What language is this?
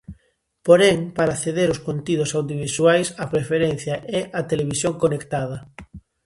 Galician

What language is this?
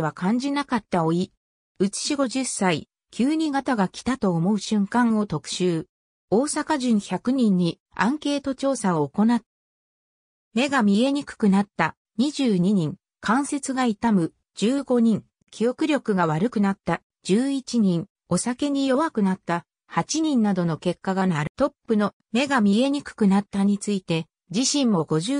Japanese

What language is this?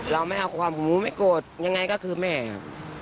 Thai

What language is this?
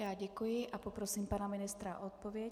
Czech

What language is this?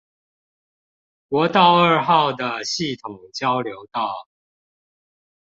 Chinese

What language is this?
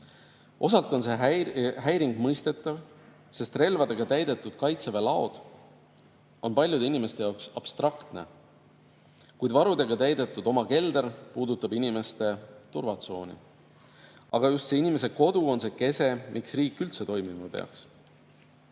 Estonian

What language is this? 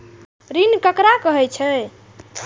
Maithili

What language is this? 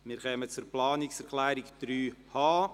Swiss German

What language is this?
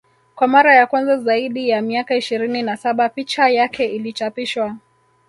Swahili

